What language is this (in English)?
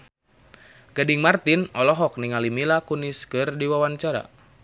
Sundanese